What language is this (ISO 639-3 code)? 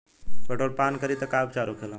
bho